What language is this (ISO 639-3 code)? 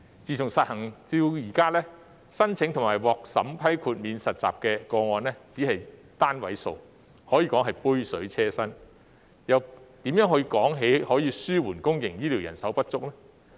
yue